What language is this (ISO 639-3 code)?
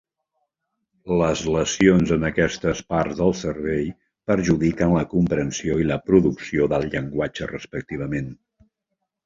cat